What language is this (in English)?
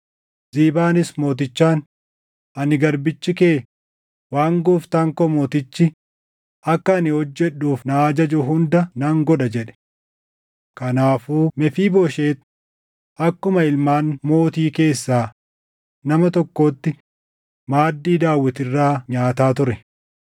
Oromo